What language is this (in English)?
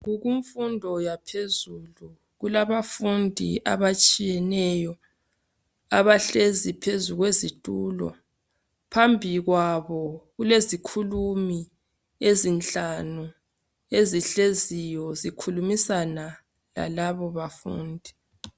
North Ndebele